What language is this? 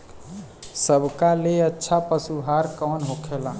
Bhojpuri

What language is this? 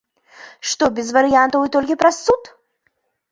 Belarusian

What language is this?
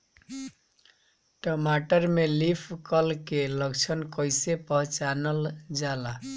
Bhojpuri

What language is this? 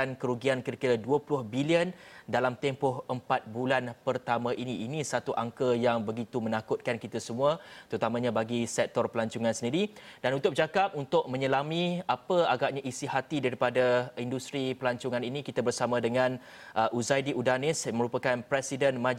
Malay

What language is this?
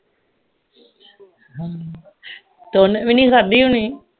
Punjabi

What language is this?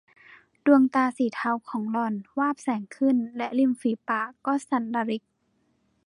Thai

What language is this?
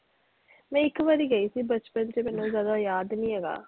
Punjabi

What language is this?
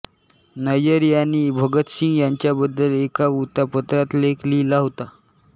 Marathi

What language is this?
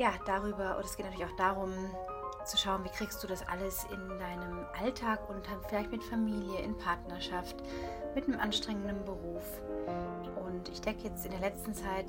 German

